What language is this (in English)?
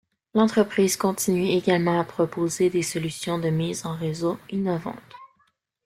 French